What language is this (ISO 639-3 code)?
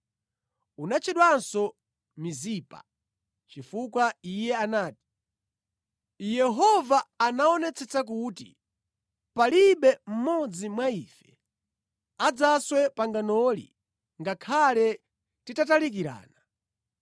nya